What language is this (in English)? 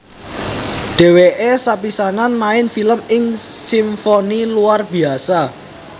Javanese